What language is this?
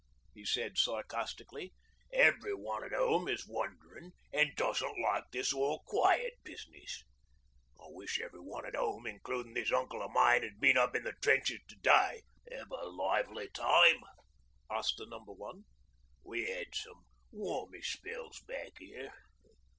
English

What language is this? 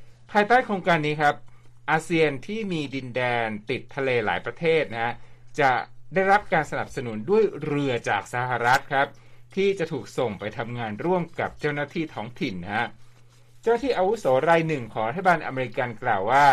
Thai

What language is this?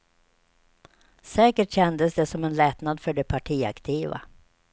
Swedish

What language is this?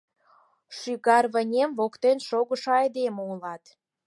Mari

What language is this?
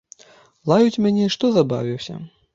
Belarusian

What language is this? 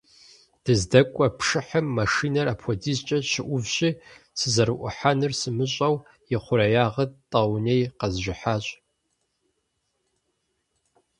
Kabardian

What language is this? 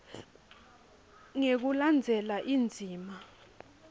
Swati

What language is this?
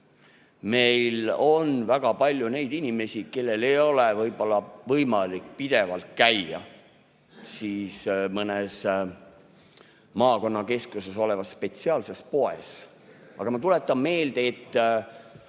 Estonian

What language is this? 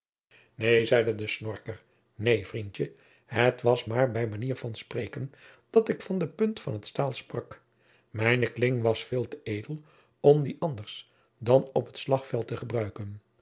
Dutch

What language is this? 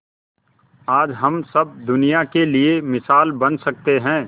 Hindi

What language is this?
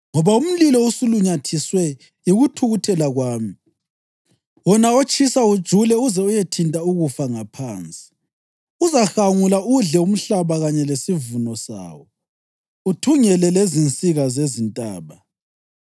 North Ndebele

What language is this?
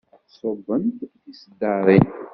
Kabyle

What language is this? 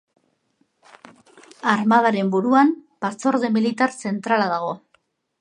Basque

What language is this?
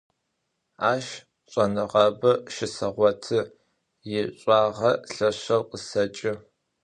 Adyghe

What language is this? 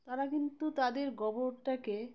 Bangla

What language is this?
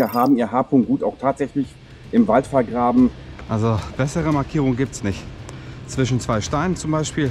German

